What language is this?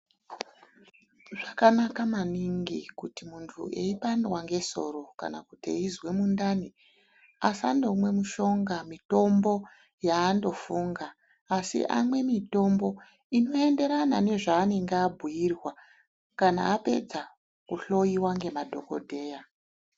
Ndau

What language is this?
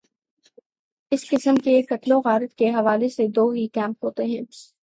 Urdu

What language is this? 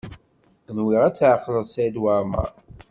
Kabyle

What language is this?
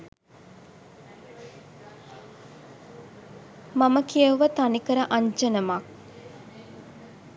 Sinhala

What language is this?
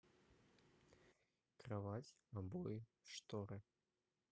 Russian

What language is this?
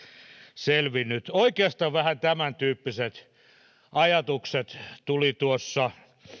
Finnish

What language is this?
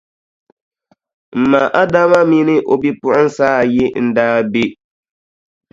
Dagbani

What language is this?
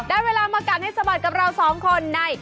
Thai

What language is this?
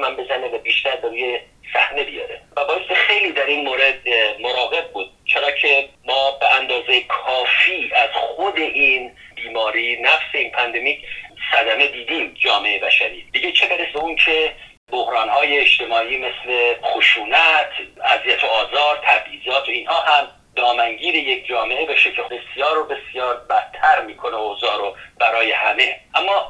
Persian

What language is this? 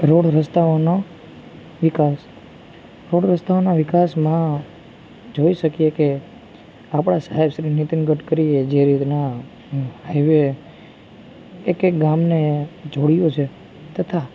Gujarati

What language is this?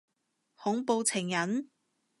Cantonese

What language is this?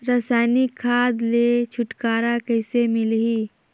Chhattisgarhi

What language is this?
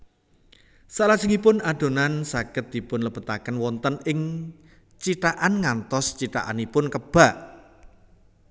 Javanese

